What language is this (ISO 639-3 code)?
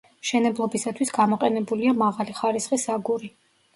kat